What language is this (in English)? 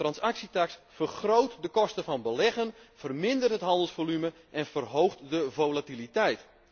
Dutch